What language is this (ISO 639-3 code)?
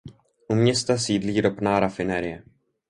ces